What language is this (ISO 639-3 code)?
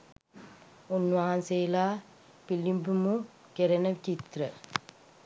sin